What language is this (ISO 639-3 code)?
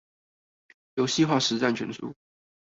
zho